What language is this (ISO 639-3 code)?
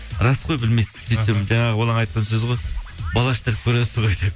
kaz